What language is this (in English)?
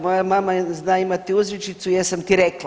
Croatian